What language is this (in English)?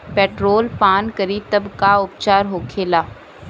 Bhojpuri